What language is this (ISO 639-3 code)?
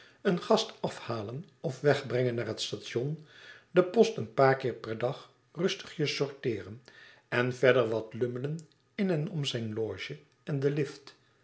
nld